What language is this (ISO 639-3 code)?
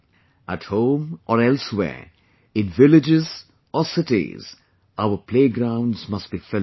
eng